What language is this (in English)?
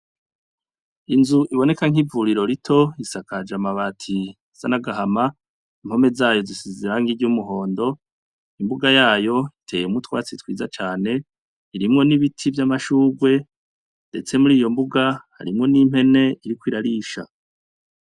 Rundi